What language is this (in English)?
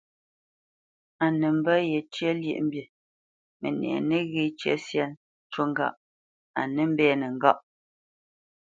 Bamenyam